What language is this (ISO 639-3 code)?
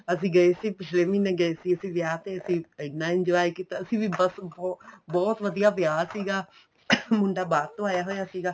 pan